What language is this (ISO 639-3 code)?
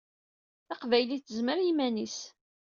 kab